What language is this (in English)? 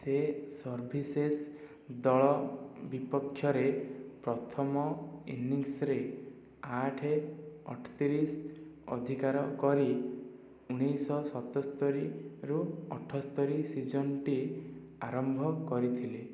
Odia